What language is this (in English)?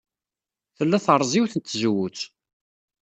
Kabyle